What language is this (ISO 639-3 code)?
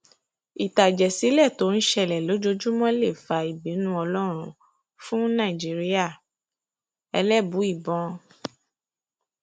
yor